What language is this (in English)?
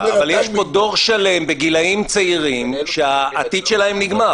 Hebrew